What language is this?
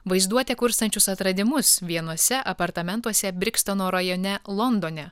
Lithuanian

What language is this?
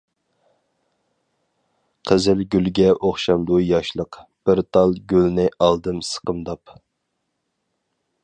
Uyghur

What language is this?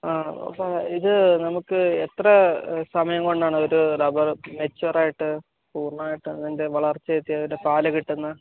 Malayalam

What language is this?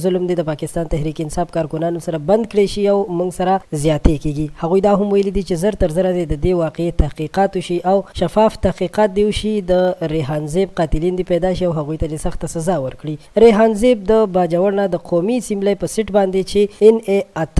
Arabic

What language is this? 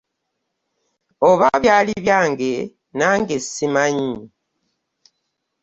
Ganda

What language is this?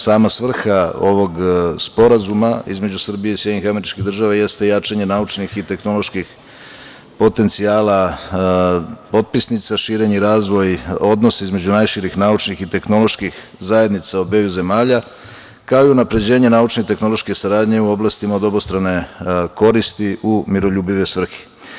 Serbian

